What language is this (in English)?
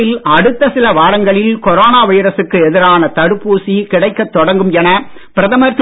Tamil